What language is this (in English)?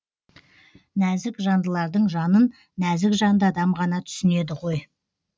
Kazakh